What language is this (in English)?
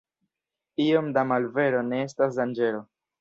Esperanto